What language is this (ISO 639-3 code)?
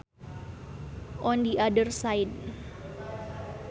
sun